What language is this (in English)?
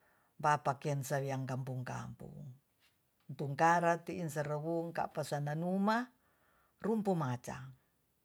Tonsea